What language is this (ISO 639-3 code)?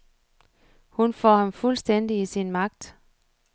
dan